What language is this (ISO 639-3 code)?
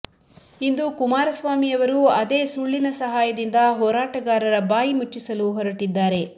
kan